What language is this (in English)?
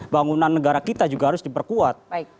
Indonesian